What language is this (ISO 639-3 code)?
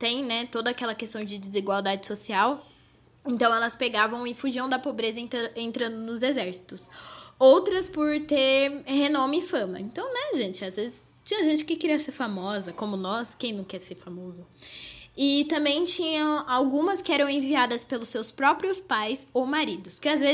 por